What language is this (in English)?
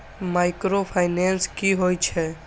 Maithili